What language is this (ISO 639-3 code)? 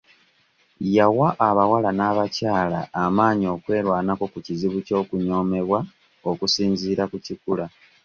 lug